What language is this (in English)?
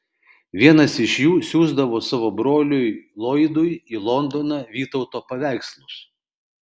Lithuanian